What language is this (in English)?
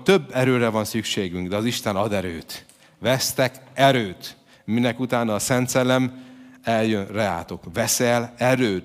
Hungarian